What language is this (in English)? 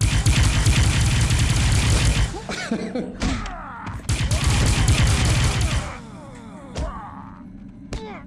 German